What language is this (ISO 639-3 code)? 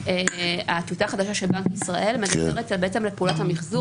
heb